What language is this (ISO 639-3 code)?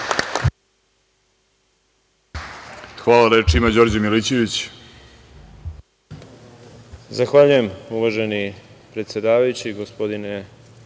srp